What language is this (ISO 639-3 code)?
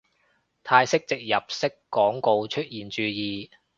yue